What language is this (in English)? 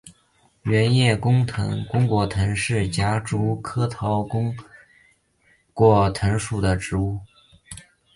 Chinese